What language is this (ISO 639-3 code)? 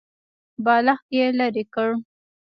pus